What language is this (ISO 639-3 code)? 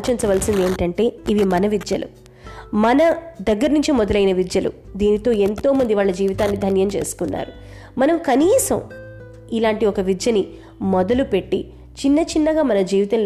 tel